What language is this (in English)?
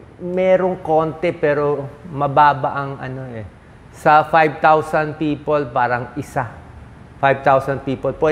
Filipino